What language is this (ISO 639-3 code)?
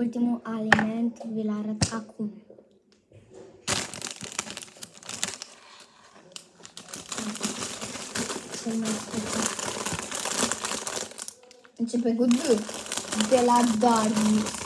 ron